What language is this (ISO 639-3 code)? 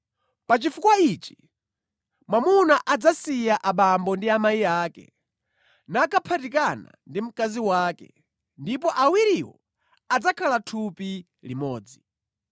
nya